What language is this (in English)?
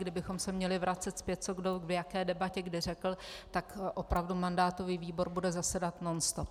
Czech